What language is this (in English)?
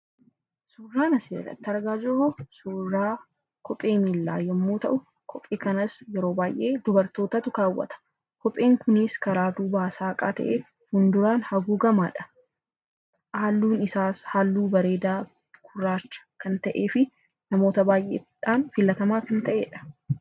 Oromo